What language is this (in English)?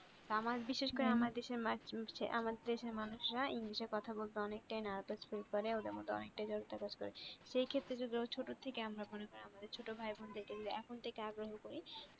Bangla